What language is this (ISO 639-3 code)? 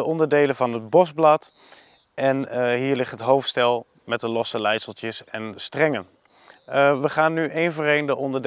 nld